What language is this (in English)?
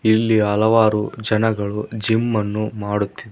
Kannada